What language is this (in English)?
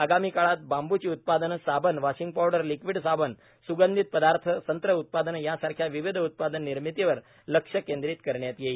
Marathi